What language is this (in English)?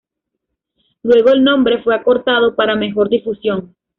Spanish